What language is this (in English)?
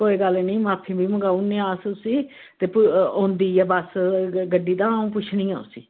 Dogri